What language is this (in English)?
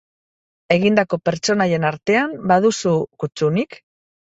Basque